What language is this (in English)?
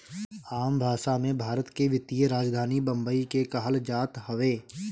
Bhojpuri